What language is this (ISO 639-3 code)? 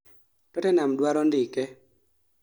luo